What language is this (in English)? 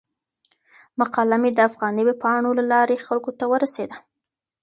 Pashto